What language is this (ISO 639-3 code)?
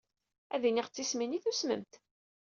kab